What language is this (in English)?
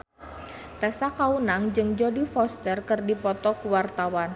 Sundanese